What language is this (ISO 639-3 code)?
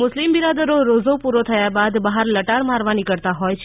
guj